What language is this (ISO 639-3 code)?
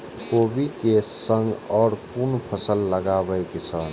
mai